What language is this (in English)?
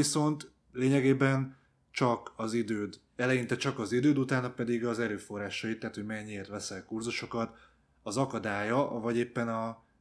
Hungarian